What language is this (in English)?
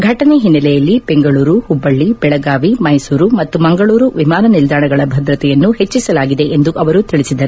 Kannada